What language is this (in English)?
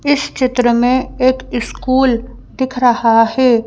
Hindi